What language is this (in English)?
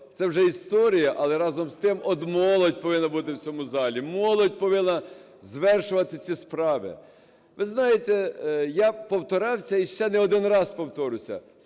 Ukrainian